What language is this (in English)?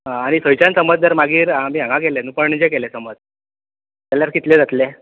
Konkani